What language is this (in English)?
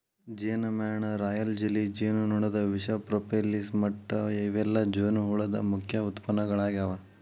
Kannada